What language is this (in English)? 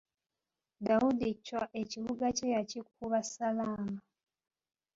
Ganda